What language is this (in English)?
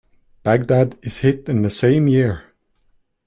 English